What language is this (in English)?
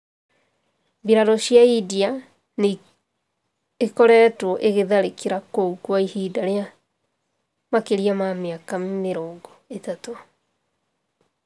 Kikuyu